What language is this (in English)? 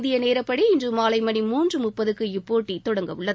Tamil